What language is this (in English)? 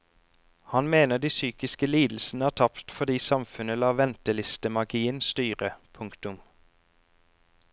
Norwegian